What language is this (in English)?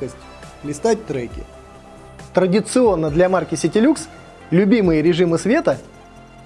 Russian